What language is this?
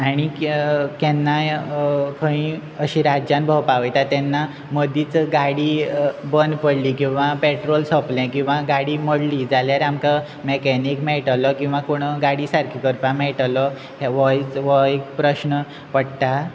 Konkani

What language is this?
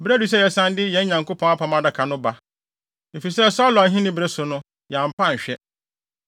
Akan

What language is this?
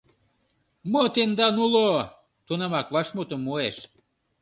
Mari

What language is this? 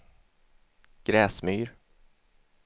Swedish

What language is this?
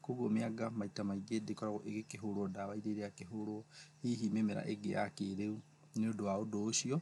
Kikuyu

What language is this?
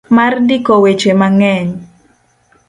Luo (Kenya and Tanzania)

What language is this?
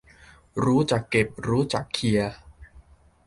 Thai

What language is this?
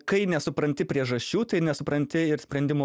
Lithuanian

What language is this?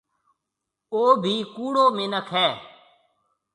Marwari (Pakistan)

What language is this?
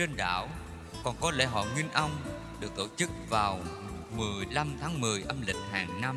Vietnamese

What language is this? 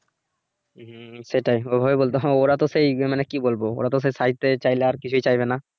Bangla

